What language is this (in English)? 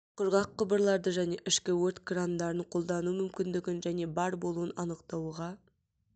Kazakh